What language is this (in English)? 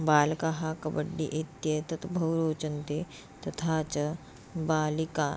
Sanskrit